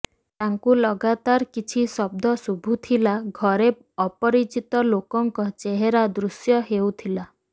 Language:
Odia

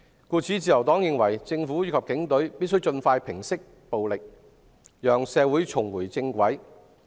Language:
Cantonese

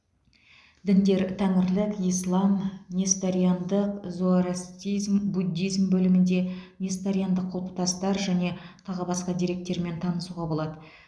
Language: Kazakh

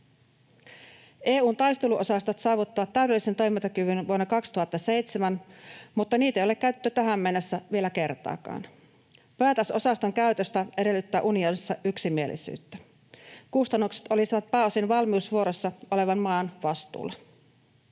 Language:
Finnish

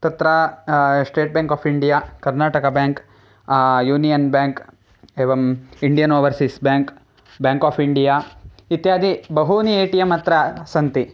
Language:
Sanskrit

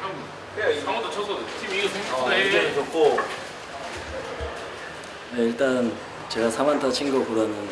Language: Korean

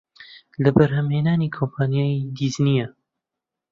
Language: Central Kurdish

